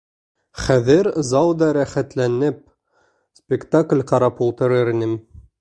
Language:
Bashkir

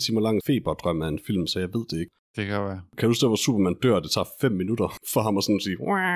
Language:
Danish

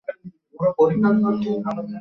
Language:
Bangla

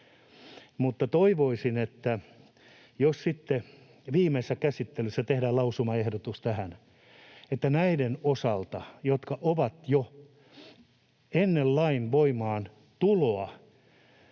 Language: Finnish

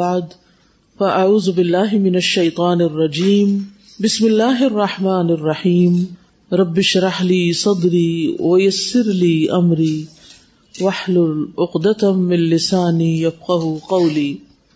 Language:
Urdu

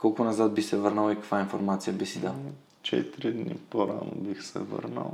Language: Bulgarian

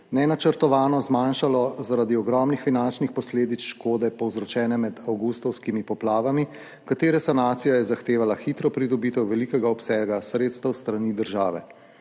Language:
Slovenian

